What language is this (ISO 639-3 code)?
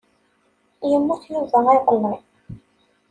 kab